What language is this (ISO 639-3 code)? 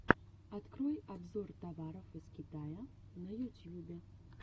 rus